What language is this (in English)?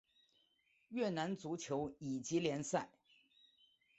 Chinese